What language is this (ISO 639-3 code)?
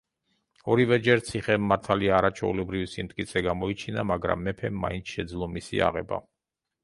kat